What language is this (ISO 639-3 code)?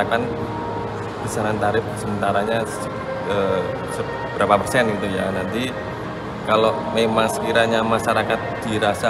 ind